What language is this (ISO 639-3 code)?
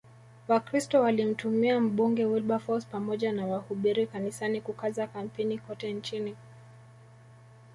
swa